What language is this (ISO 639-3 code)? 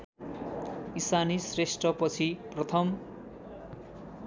nep